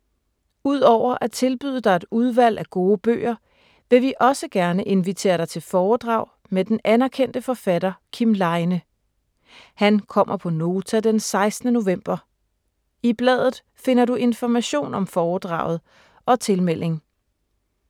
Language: Danish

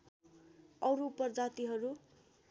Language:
Nepali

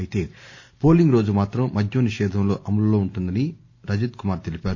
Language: Telugu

